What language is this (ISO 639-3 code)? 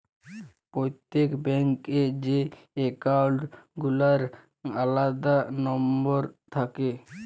ben